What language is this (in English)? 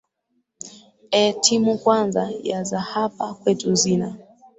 Swahili